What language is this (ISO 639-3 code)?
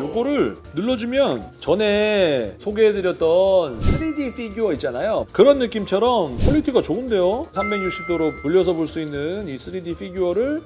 kor